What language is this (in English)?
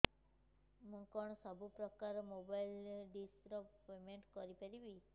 Odia